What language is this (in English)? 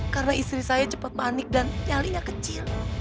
Indonesian